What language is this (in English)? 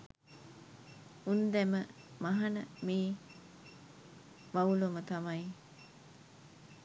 Sinhala